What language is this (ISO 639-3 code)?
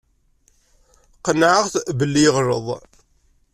kab